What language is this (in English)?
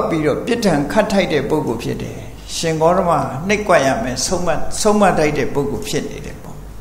Thai